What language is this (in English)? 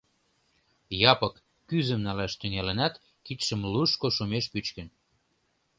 Mari